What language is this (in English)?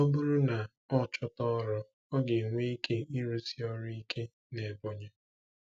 Igbo